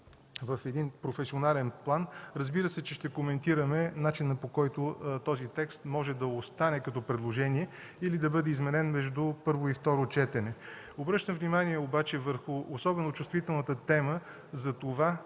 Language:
Bulgarian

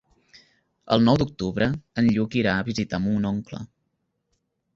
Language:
Catalan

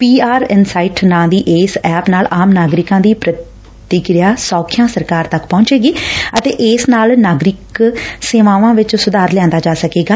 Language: Punjabi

